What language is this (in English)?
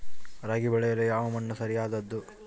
Kannada